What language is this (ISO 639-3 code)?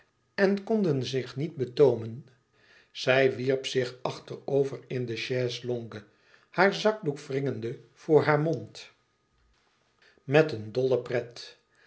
nld